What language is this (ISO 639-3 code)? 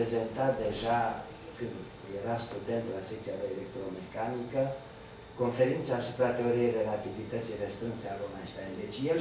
ron